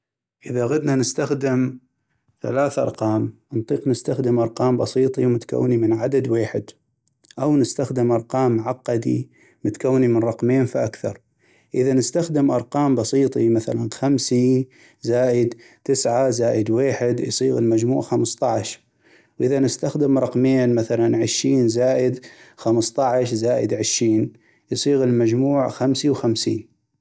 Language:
North Mesopotamian Arabic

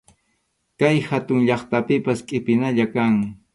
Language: Arequipa-La Unión Quechua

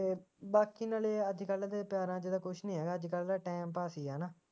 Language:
Punjabi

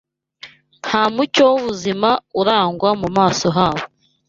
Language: Kinyarwanda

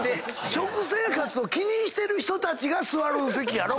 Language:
Japanese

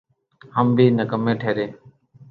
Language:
Urdu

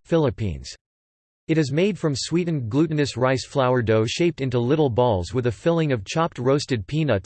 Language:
English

